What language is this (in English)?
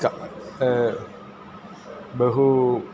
Sanskrit